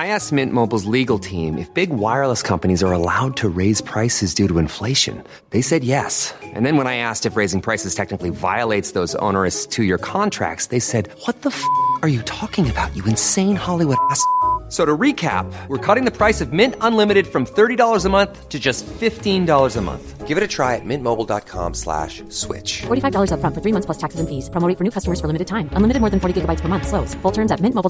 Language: Persian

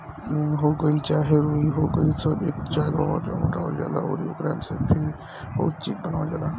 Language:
Bhojpuri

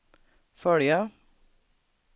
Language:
Swedish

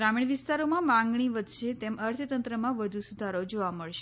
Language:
Gujarati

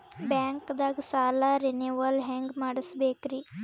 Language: Kannada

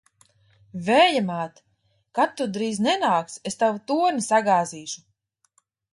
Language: Latvian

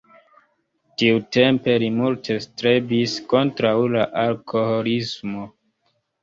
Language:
Esperanto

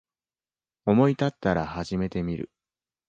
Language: Japanese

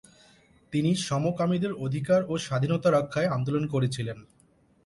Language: Bangla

